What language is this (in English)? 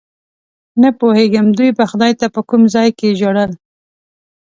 Pashto